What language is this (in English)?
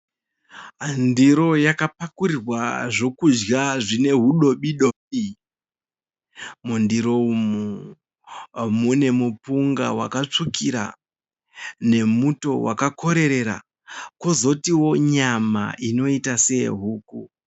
Shona